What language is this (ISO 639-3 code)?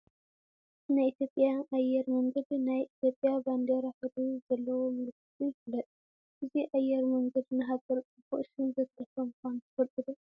tir